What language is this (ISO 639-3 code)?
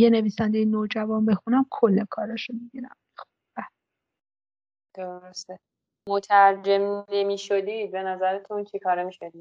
fas